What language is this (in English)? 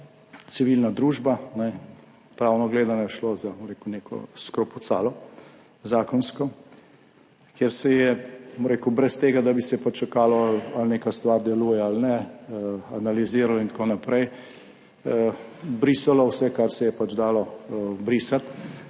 Slovenian